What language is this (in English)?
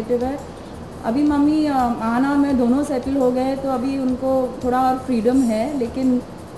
Hindi